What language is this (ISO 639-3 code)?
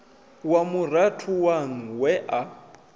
ven